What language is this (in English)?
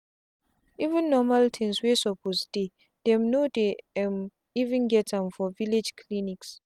Nigerian Pidgin